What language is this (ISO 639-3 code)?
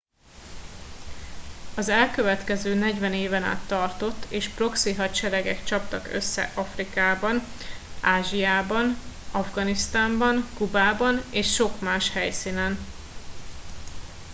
hun